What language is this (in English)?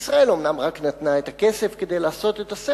Hebrew